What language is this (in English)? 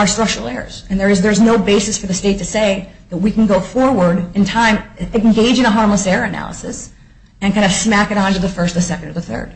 English